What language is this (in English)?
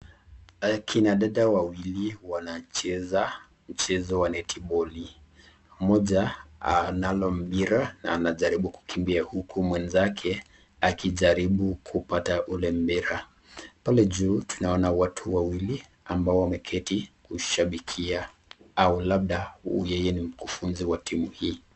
Swahili